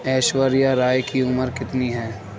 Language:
Urdu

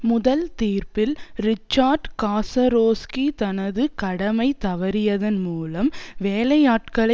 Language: Tamil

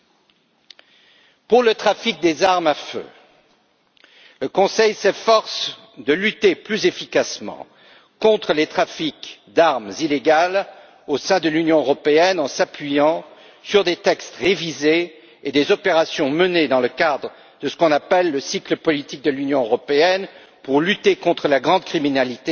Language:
French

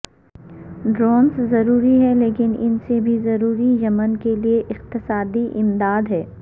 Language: Urdu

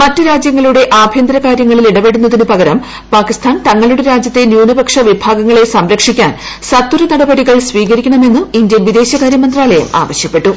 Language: Malayalam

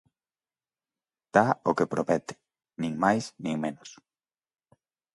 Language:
Galician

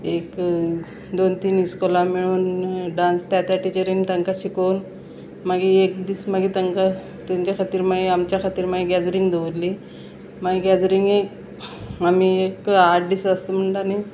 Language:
Konkani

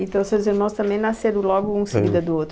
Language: Portuguese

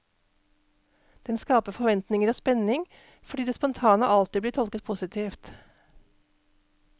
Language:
Norwegian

